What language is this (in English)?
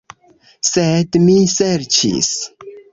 Esperanto